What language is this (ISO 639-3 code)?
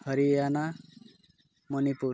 ori